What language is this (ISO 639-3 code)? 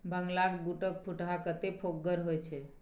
mai